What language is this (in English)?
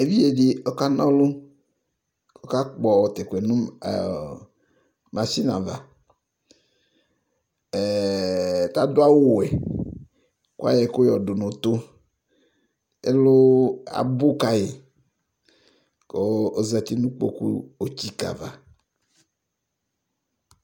Ikposo